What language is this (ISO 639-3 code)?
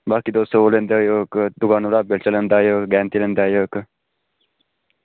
doi